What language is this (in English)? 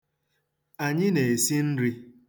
Igbo